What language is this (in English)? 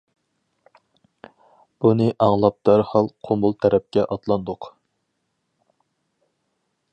Uyghur